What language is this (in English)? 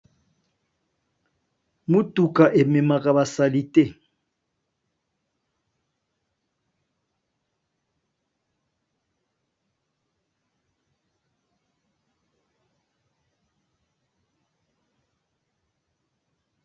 Lingala